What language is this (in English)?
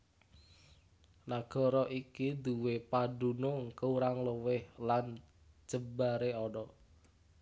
Javanese